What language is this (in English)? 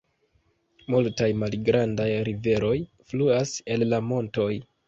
Esperanto